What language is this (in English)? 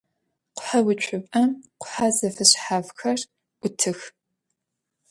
Adyghe